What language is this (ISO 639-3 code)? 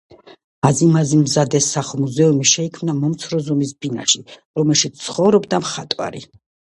kat